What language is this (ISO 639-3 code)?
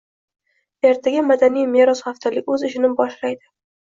uzb